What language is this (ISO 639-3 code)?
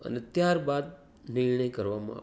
guj